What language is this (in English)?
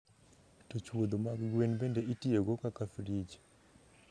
Luo (Kenya and Tanzania)